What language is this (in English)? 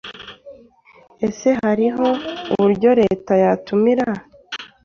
Kinyarwanda